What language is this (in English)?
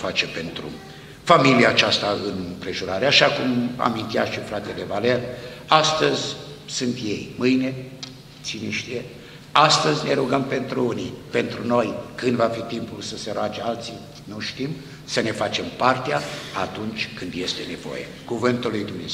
Romanian